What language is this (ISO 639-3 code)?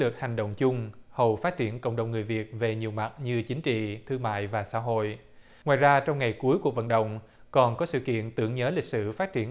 vie